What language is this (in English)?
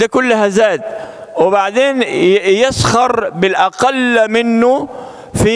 Arabic